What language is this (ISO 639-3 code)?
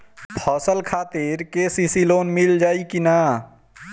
bho